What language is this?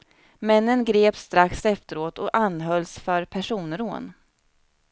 Swedish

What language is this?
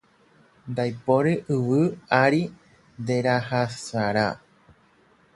Guarani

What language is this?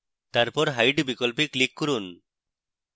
Bangla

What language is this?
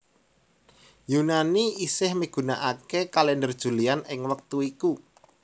Javanese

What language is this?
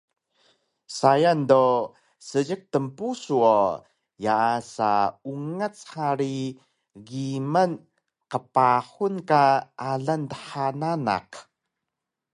Taroko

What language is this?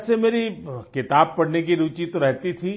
Hindi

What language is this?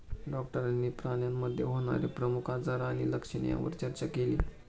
Marathi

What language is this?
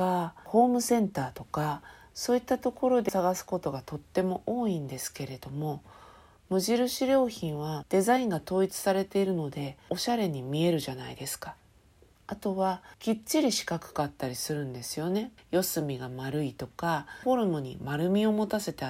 Japanese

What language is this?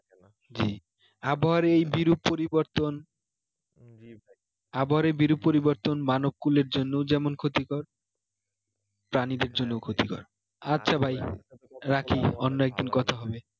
Bangla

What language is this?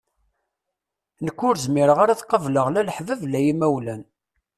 Kabyle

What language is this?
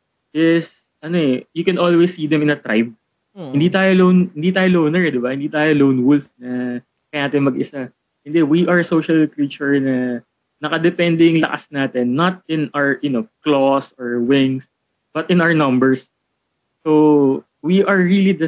Filipino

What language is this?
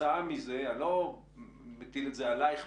Hebrew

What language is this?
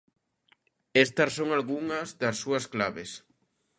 Galician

